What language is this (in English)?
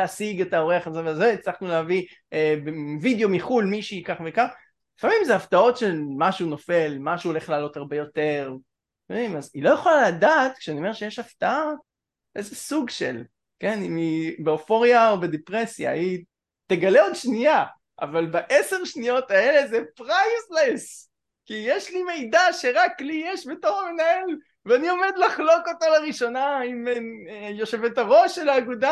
Hebrew